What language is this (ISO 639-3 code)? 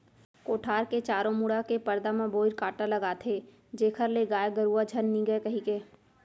hne